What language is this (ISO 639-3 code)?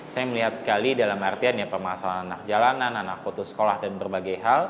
ind